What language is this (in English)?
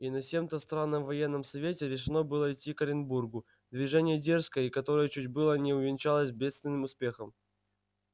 Russian